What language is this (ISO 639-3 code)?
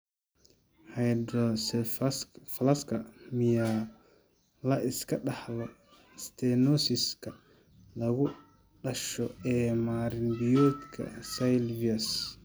som